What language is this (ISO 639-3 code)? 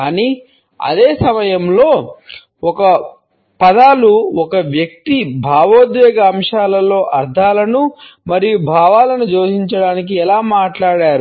tel